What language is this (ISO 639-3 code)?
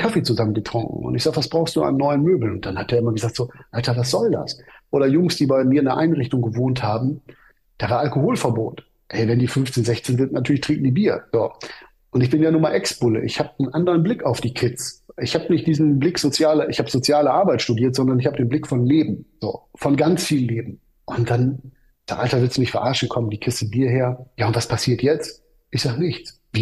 deu